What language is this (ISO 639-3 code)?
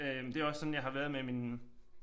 dan